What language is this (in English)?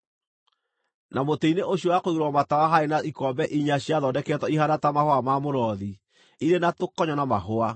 Kikuyu